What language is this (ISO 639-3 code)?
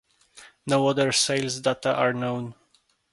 eng